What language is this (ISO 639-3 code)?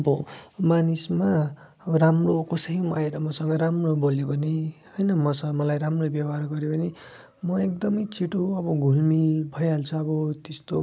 nep